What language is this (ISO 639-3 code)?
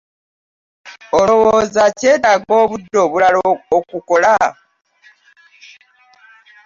lug